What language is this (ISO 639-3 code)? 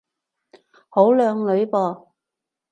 yue